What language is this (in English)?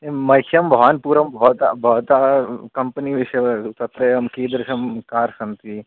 Sanskrit